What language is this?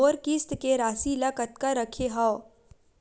Chhattisgarhi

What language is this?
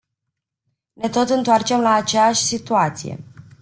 Romanian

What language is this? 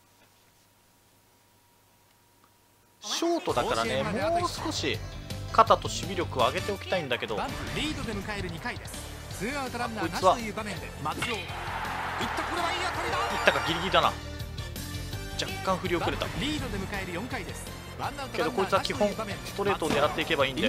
Japanese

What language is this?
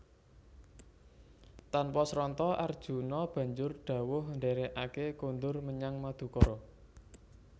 Javanese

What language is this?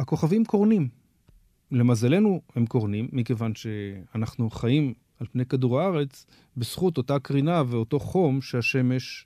Hebrew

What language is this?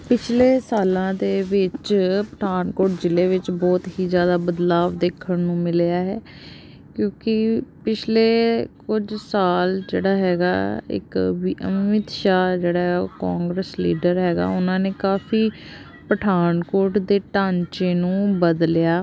Punjabi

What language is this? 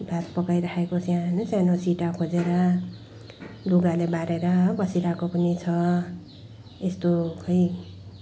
Nepali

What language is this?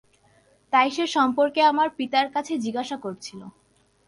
Bangla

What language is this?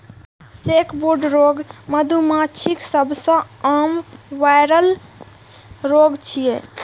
Maithili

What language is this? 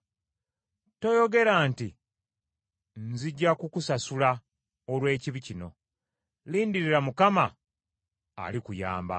Ganda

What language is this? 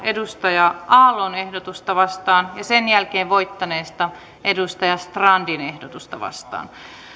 Finnish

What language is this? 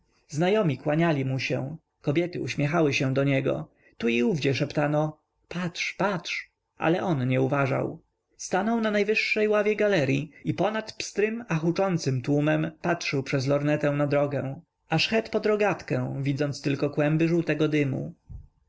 Polish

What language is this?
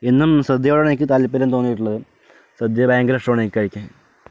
Malayalam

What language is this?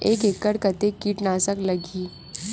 Chhattisgarhi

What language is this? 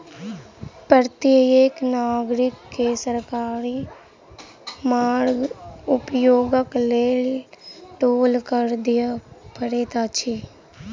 Maithili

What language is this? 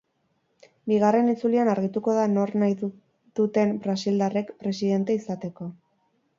Basque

